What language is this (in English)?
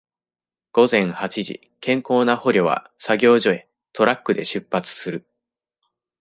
Japanese